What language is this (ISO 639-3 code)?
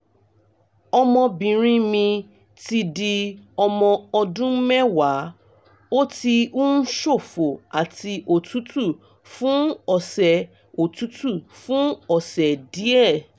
yor